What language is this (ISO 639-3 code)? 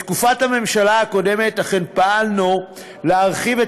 heb